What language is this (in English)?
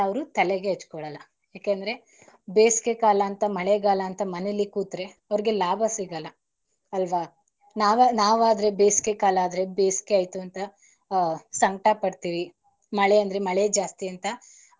Kannada